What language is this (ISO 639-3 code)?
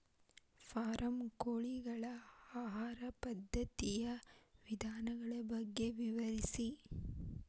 kan